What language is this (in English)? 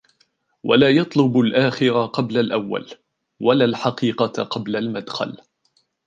Arabic